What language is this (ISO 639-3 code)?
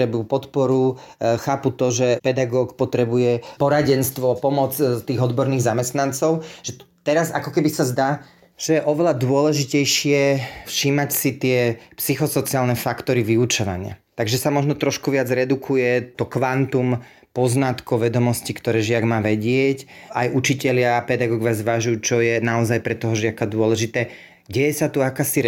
slk